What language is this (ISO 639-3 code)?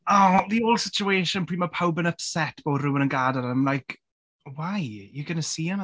cym